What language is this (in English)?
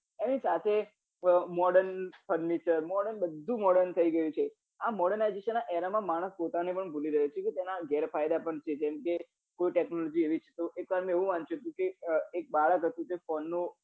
Gujarati